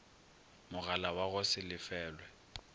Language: Northern Sotho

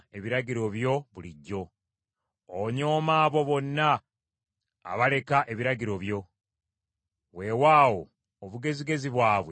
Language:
Ganda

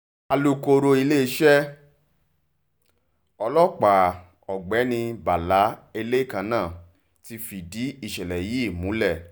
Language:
Yoruba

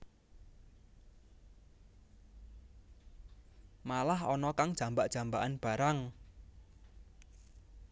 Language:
Javanese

